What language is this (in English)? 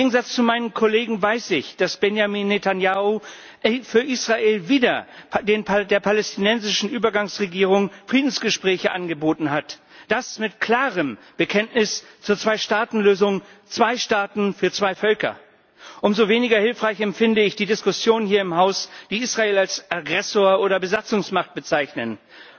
German